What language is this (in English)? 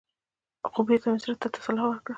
Pashto